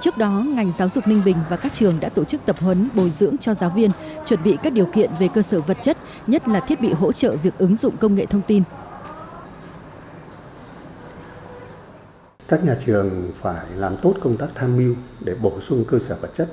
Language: Vietnamese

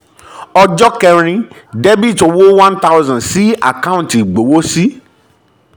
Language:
Yoruba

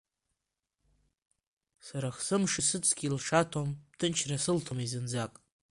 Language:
Abkhazian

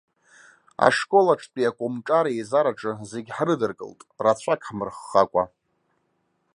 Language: Abkhazian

